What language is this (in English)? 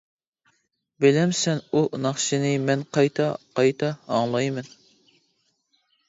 Uyghur